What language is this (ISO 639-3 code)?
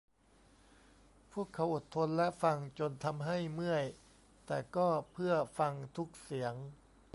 tha